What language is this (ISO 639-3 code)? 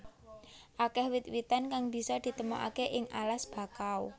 jav